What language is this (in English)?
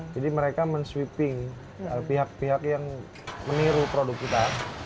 Indonesian